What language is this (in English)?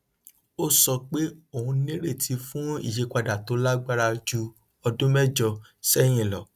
Yoruba